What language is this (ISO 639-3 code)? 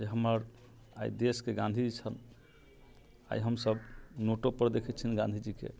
mai